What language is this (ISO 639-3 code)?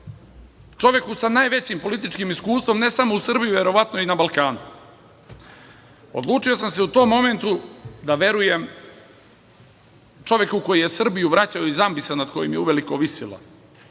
srp